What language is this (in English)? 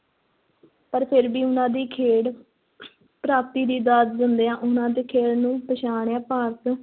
Punjabi